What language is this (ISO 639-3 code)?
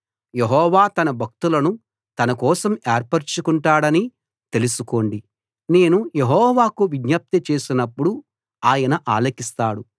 tel